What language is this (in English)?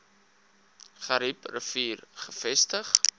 Afrikaans